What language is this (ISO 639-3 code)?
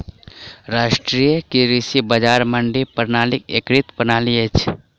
mai